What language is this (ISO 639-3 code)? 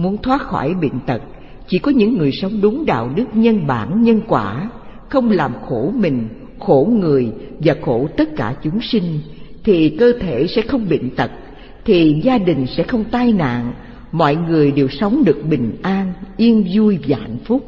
vie